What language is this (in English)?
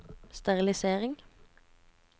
Norwegian